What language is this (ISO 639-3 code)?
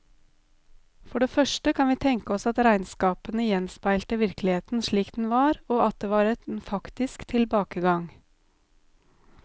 nor